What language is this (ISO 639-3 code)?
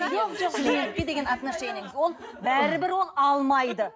kaz